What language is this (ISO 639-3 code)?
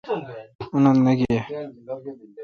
xka